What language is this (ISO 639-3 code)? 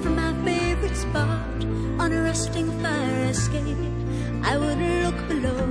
slk